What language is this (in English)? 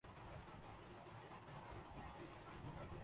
Urdu